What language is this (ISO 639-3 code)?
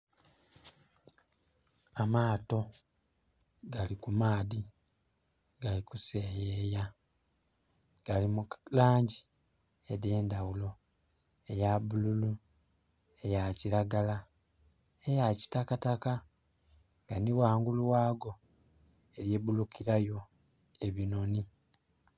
xog